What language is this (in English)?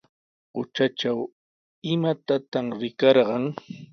Sihuas Ancash Quechua